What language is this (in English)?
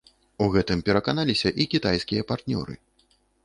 Belarusian